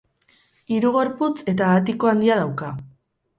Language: Basque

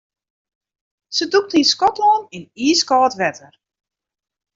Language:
Western Frisian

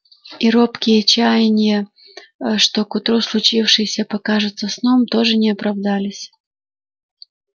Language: Russian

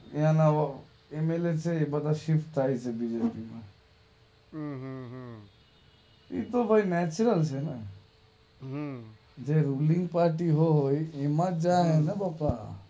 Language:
Gujarati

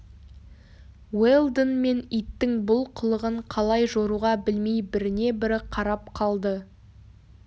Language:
Kazakh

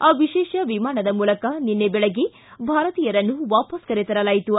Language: Kannada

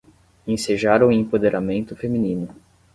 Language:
Portuguese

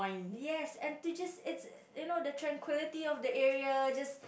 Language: English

